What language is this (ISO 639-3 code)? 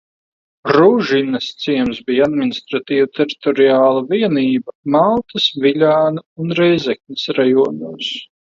lav